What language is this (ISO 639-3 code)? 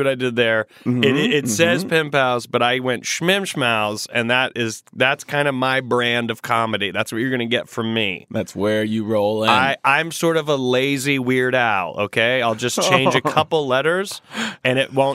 eng